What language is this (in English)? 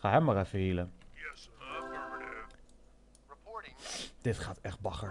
Dutch